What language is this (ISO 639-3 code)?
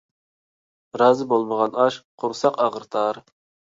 uig